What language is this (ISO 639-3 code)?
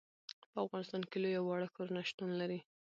pus